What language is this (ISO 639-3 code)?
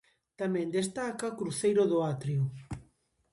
glg